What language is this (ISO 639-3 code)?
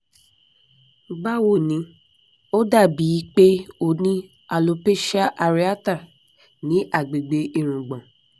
yor